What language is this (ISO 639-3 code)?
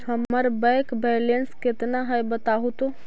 mag